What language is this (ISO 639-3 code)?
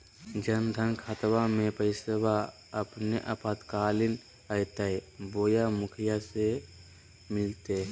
mag